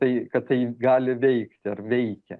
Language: Lithuanian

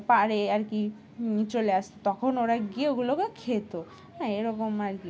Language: Bangla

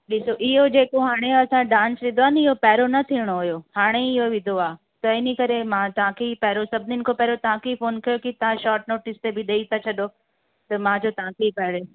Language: Sindhi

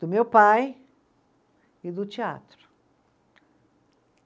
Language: Portuguese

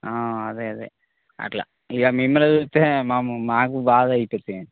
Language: Telugu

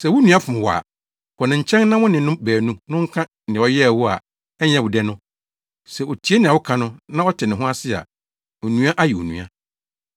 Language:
Akan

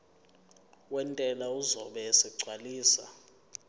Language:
Zulu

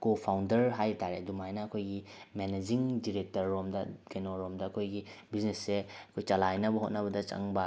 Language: Manipuri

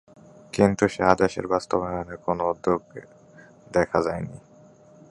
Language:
Bangla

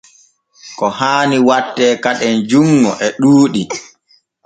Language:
Borgu Fulfulde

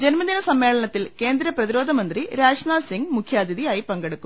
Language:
Malayalam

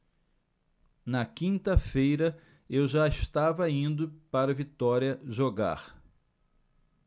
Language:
Portuguese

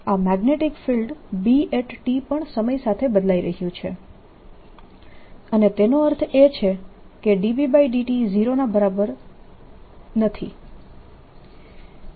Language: Gujarati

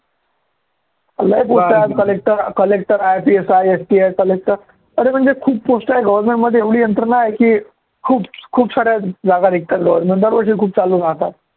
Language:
Marathi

